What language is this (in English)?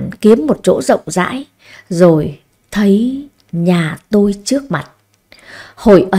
Vietnamese